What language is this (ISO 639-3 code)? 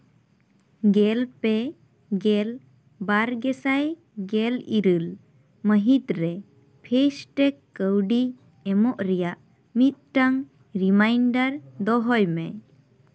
sat